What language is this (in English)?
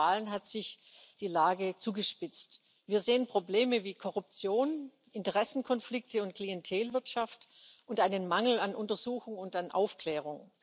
German